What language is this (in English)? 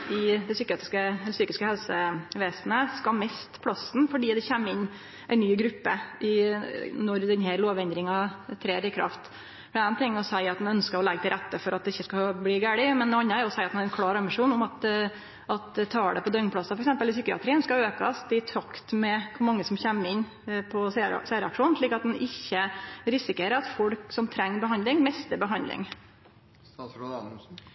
Norwegian Nynorsk